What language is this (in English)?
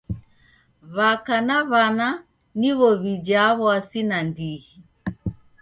Taita